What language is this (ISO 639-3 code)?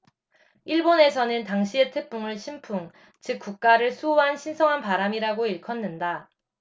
kor